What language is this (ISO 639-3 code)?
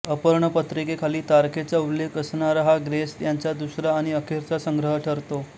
mar